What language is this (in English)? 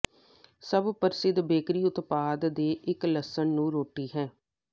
Punjabi